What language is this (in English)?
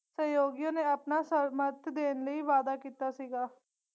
Punjabi